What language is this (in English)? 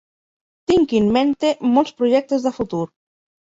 Catalan